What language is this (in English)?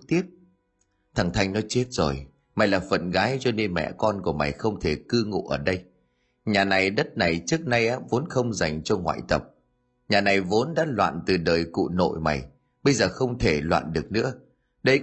Vietnamese